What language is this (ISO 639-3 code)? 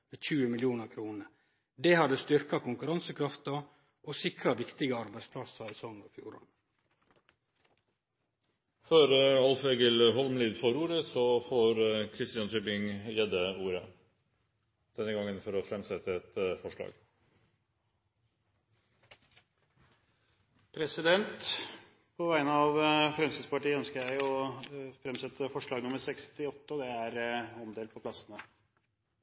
nor